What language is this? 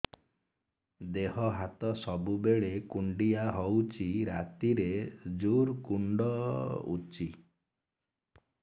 Odia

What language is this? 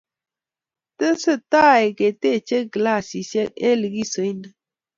Kalenjin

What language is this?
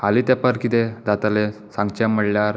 Konkani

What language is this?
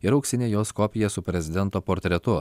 Lithuanian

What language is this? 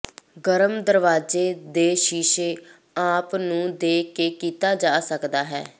Punjabi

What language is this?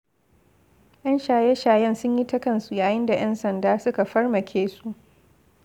Hausa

